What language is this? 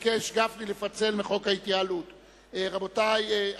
Hebrew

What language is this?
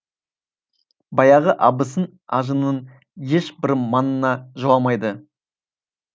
Kazakh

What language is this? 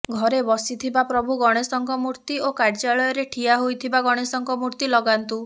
Odia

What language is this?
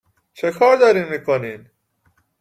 Persian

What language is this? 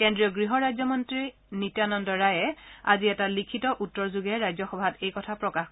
Assamese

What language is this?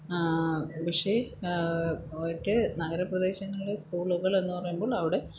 Malayalam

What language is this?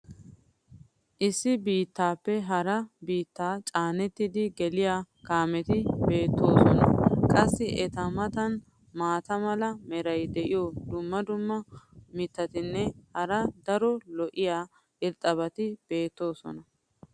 Wolaytta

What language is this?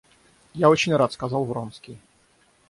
Russian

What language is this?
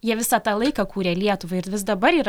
Lithuanian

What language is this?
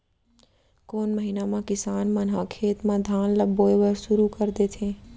Chhattisgarhi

